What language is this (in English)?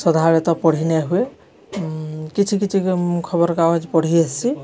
Odia